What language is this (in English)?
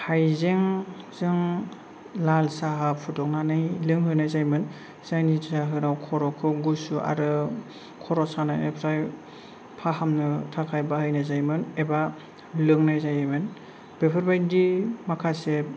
Bodo